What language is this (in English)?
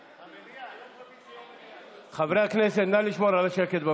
Hebrew